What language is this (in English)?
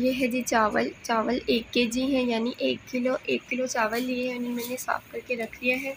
Turkish